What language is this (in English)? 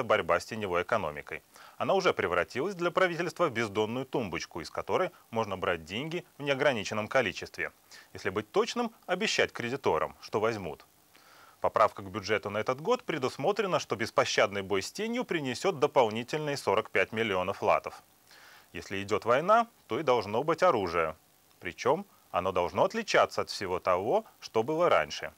Russian